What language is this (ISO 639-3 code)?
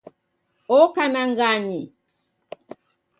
dav